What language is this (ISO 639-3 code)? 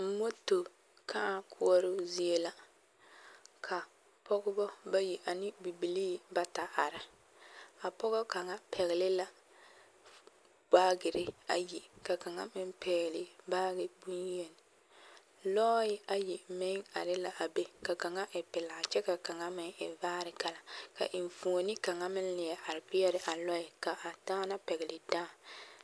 dga